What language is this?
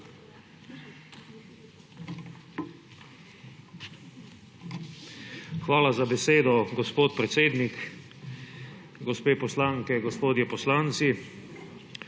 Slovenian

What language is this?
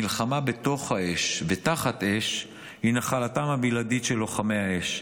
Hebrew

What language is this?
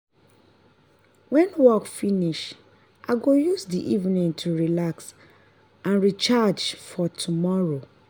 Nigerian Pidgin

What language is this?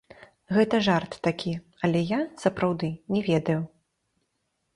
Belarusian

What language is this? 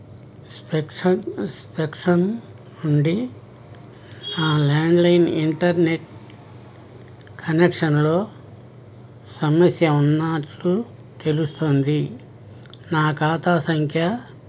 Telugu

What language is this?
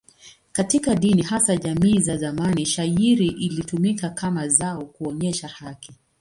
Swahili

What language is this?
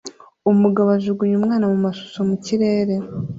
Kinyarwanda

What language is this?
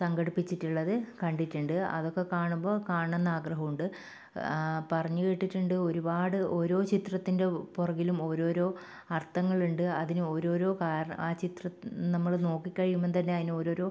Malayalam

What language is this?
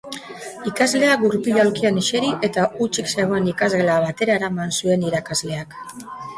Basque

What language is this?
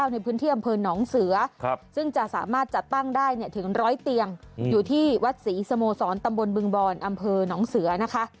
Thai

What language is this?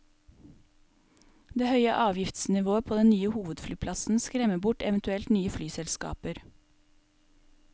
Norwegian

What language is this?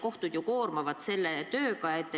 Estonian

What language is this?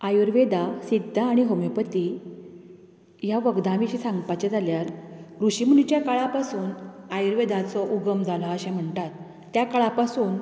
Konkani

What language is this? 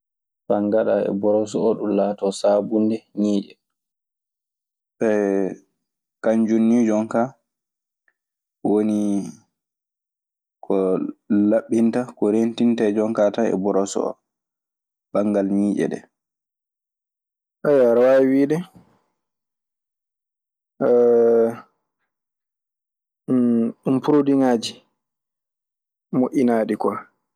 Maasina Fulfulde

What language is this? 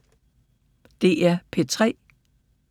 Danish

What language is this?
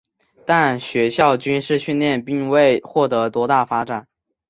Chinese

